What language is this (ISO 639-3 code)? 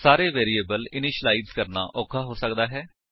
pan